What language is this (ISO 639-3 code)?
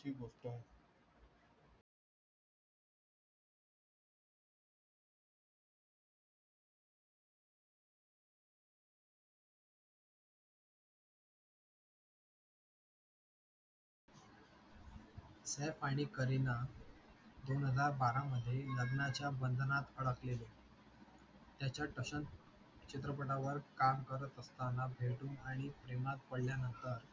mar